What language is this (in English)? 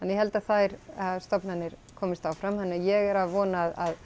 Icelandic